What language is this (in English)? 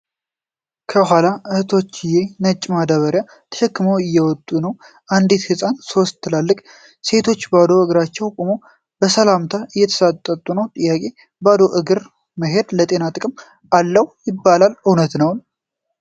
Amharic